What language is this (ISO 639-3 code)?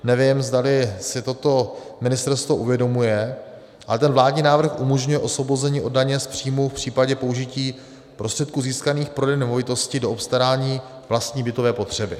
ces